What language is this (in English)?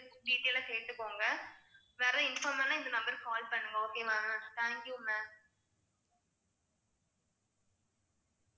Tamil